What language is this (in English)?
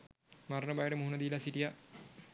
Sinhala